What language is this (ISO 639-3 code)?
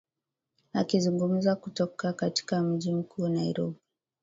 swa